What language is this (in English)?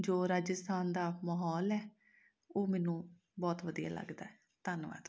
Punjabi